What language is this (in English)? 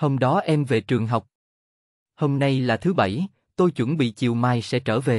Vietnamese